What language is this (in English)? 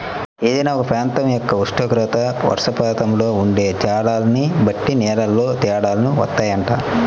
Telugu